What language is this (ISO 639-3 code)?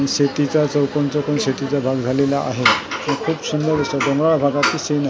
mar